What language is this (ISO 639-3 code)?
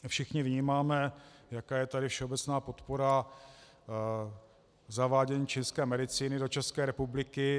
ces